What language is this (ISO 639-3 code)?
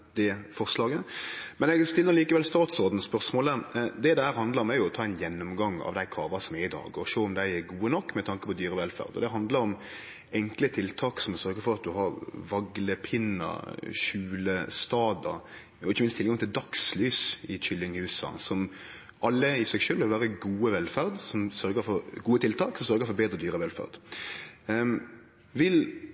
nno